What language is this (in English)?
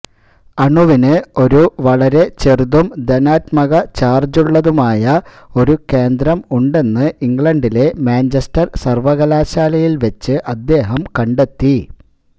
Malayalam